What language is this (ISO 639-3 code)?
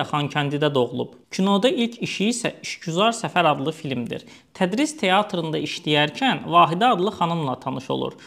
tur